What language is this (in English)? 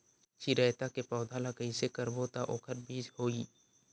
Chhattisgarhi